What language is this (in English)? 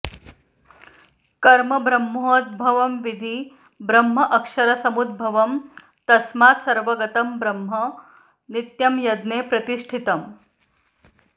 Sanskrit